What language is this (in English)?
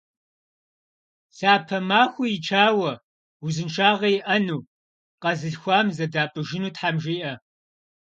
Kabardian